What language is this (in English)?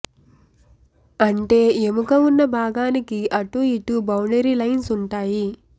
Telugu